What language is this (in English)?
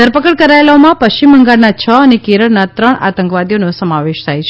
Gujarati